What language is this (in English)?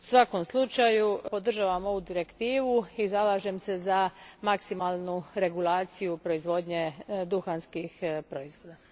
Croatian